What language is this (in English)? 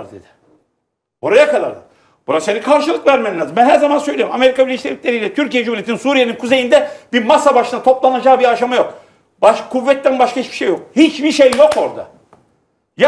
Turkish